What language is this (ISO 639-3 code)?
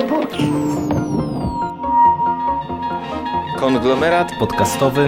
pol